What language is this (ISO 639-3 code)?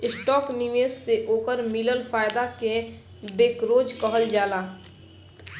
bho